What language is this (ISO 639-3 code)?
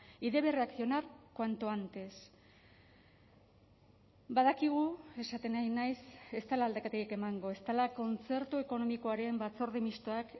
eus